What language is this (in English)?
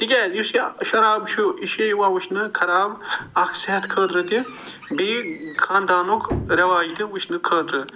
Kashmiri